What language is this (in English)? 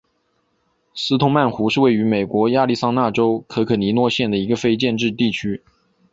Chinese